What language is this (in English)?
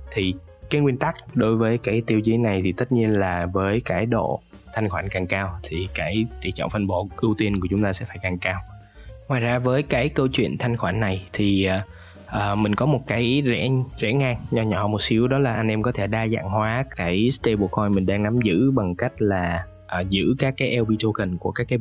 Vietnamese